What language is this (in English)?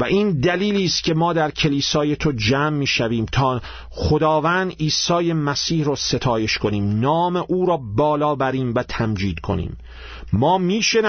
Persian